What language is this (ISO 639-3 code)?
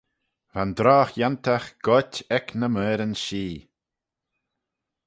glv